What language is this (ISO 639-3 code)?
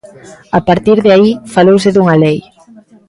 glg